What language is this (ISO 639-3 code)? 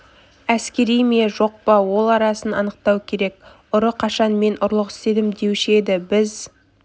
kaz